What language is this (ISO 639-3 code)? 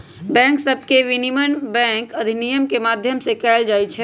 mag